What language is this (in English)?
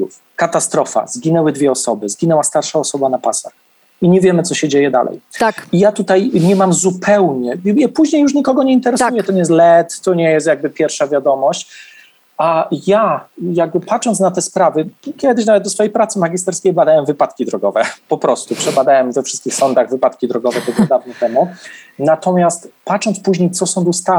Polish